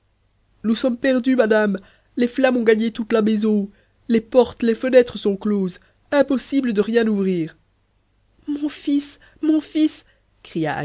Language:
French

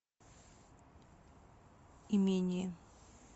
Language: Russian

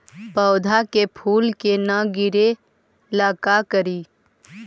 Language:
Magahi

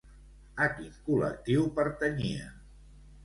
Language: Catalan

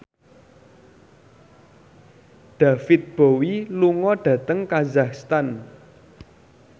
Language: Javanese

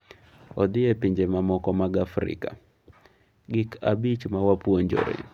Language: Luo (Kenya and Tanzania)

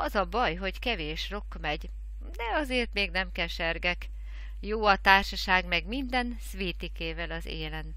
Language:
Hungarian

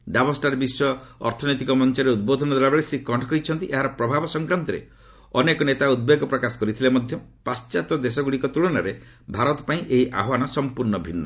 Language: Odia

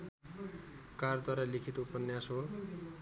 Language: Nepali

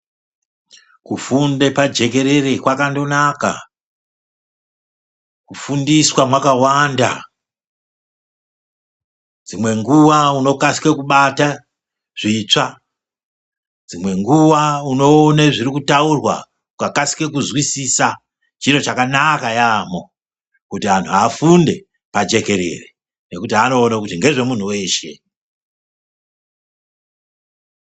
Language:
Ndau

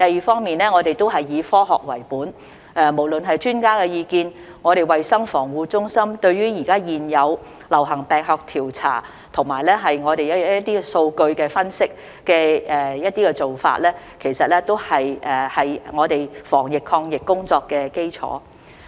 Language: Cantonese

